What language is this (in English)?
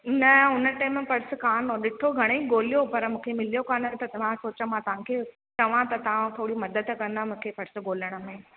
Sindhi